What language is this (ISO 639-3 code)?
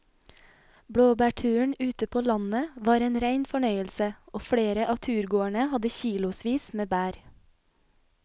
nor